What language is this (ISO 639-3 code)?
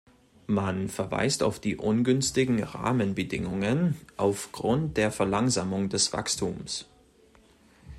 deu